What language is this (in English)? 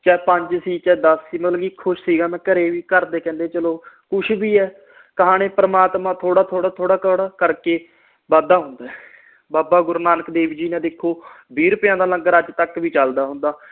Punjabi